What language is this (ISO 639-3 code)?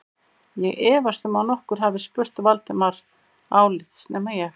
isl